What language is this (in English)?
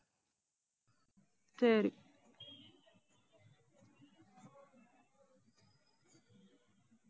Tamil